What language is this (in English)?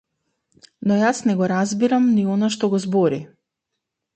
Macedonian